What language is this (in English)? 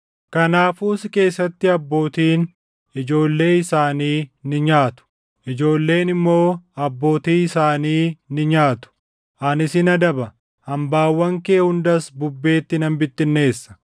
Oromo